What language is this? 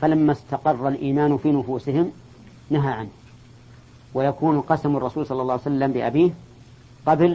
Arabic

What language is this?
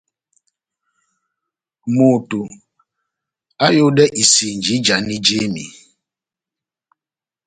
Batanga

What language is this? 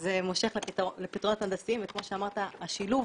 Hebrew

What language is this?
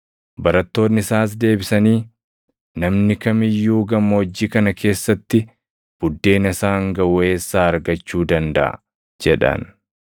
Oromo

